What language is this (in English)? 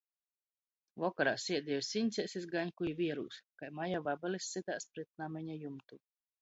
Latgalian